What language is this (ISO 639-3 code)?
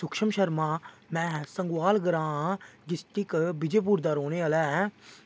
doi